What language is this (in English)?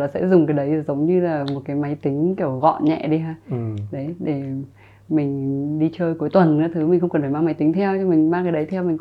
Vietnamese